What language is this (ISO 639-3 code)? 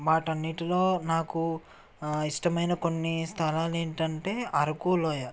tel